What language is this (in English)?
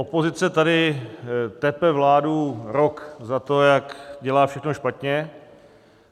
Czech